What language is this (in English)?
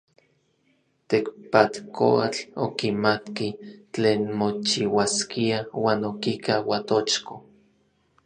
Orizaba Nahuatl